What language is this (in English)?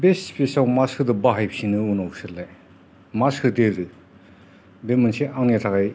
Bodo